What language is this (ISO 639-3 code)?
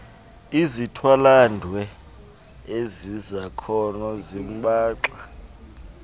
xho